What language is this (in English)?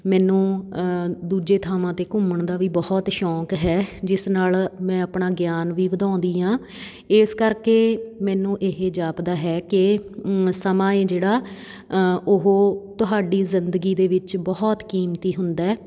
Punjabi